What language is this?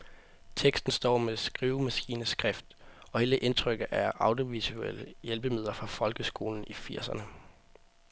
Danish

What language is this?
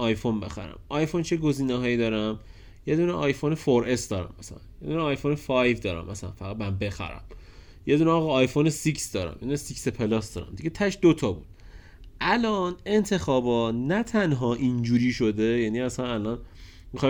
Persian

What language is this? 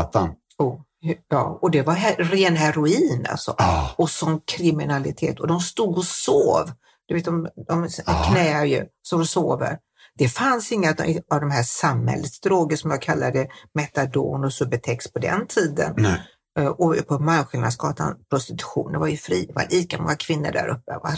Swedish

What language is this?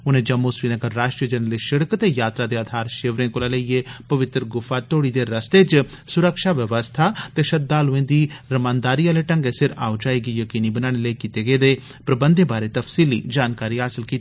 Dogri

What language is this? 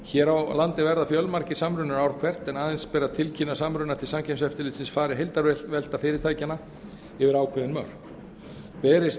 Icelandic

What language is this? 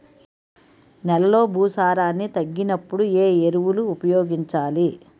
Telugu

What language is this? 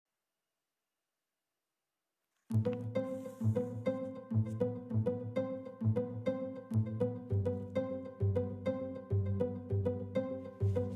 English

